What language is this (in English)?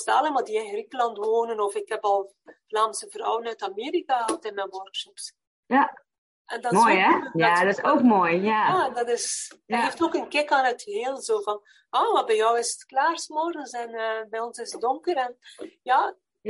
Dutch